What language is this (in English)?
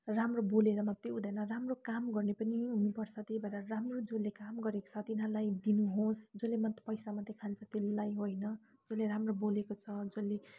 Nepali